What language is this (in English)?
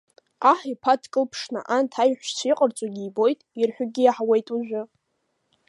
Abkhazian